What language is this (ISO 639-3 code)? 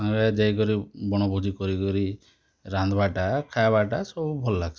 ori